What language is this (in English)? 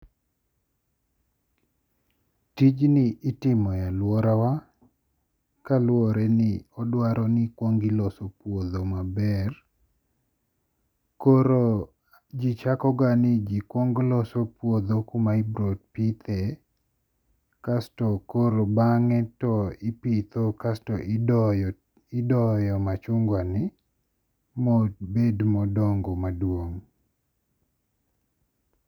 Luo (Kenya and Tanzania)